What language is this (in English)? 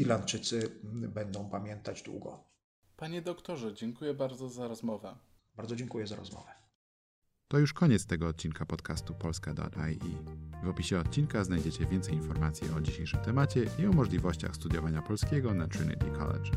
Polish